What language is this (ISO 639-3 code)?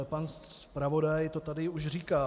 ces